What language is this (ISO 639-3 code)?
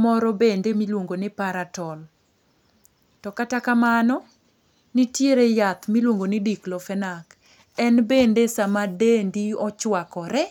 luo